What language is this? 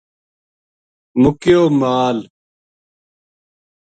Gujari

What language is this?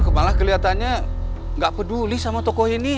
Indonesian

